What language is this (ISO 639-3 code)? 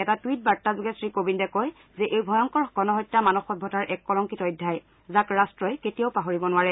asm